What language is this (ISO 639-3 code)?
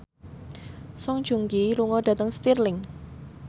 jav